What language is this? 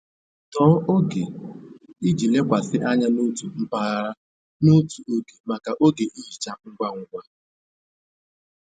Igbo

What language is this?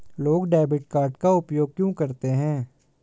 Hindi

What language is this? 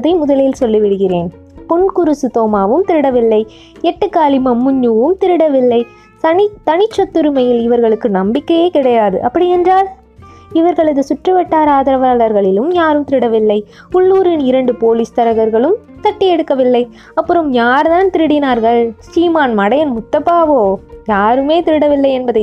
Tamil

